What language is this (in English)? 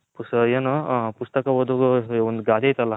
Kannada